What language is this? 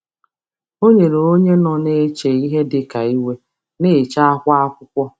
Igbo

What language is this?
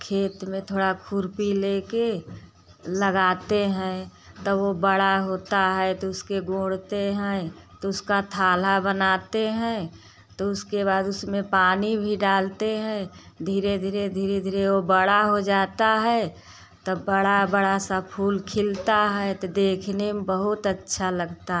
Hindi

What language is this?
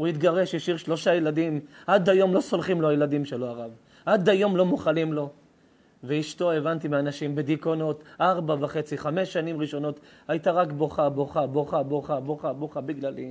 Hebrew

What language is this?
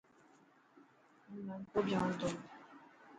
Dhatki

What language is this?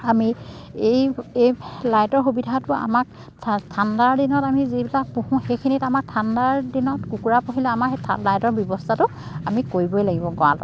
Assamese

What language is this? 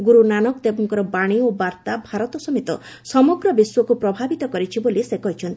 Odia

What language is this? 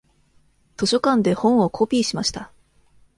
Japanese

